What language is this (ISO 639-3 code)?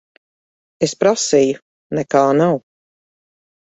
lav